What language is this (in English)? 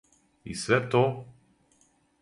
Serbian